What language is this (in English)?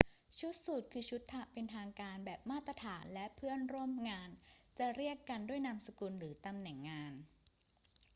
Thai